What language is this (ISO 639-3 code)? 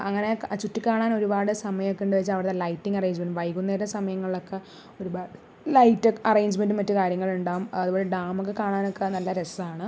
mal